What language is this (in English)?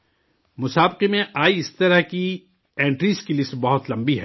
Urdu